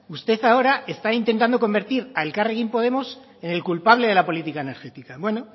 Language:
Spanish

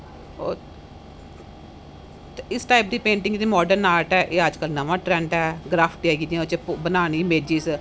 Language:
Dogri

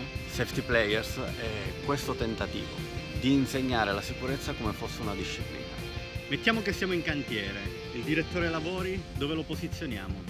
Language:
Italian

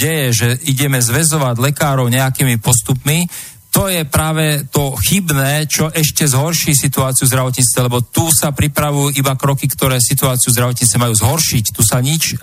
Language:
Slovak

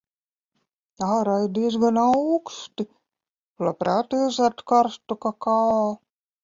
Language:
Latvian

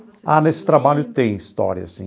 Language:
Portuguese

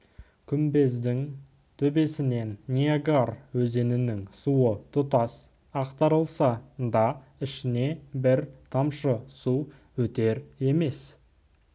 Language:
Kazakh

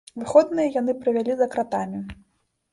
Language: Belarusian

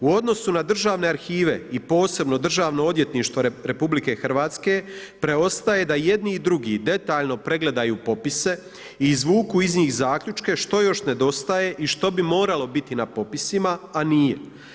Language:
Croatian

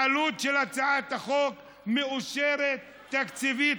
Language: Hebrew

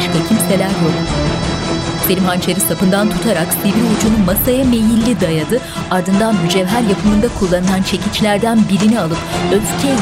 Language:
Turkish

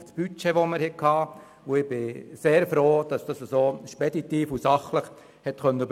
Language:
Swiss German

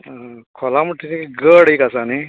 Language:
Konkani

